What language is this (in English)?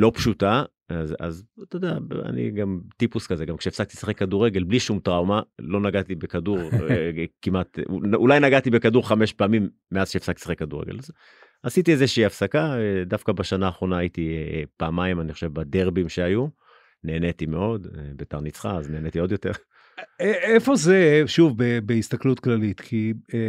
Hebrew